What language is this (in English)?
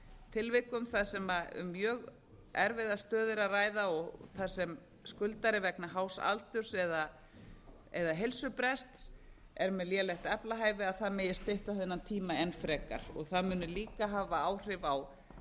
Icelandic